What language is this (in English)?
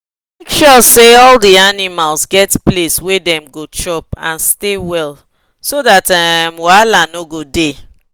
Nigerian Pidgin